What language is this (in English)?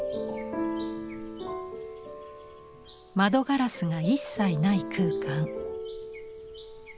Japanese